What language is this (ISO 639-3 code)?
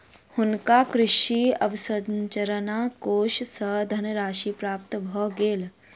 mai